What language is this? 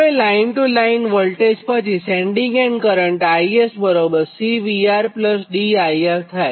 Gujarati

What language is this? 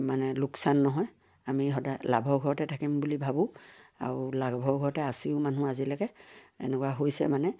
Assamese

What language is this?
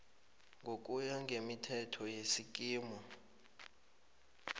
South Ndebele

